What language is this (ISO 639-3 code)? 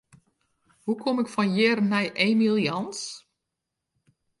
fry